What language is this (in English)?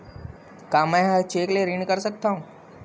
Chhattisgarhi